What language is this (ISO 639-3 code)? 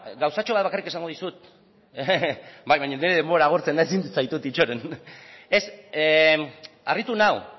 eus